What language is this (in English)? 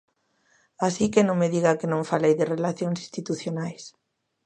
Galician